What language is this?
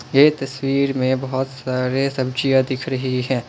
Hindi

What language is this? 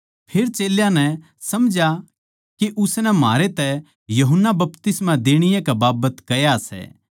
Haryanvi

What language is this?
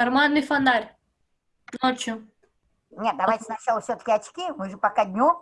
Russian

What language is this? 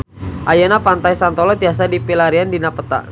Sundanese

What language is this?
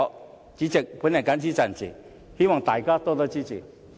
Cantonese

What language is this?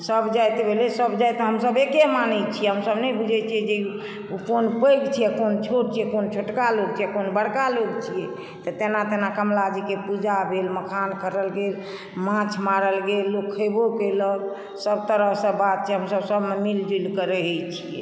Maithili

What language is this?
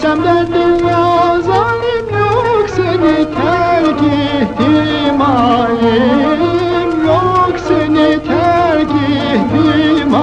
Turkish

